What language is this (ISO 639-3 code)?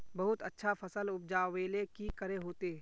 mag